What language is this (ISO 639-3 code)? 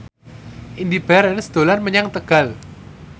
jav